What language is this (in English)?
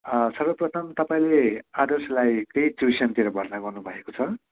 Nepali